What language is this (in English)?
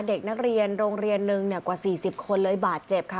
Thai